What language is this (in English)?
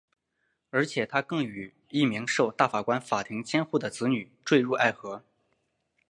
Chinese